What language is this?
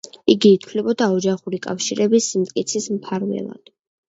Georgian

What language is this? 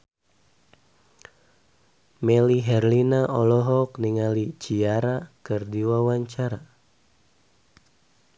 Sundanese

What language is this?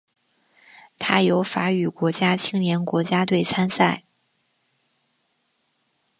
Chinese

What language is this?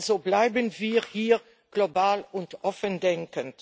German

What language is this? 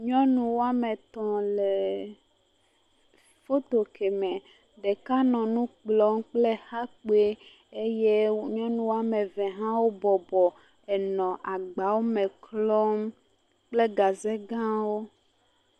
Ewe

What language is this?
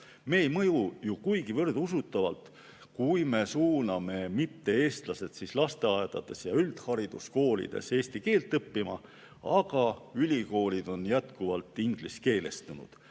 Estonian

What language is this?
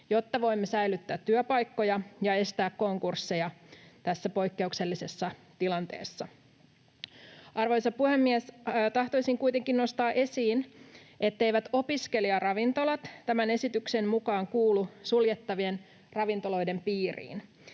Finnish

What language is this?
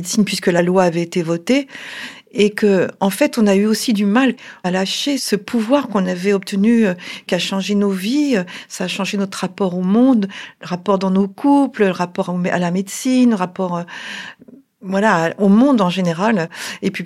French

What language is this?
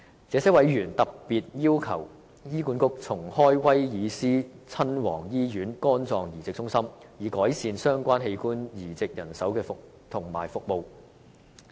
Cantonese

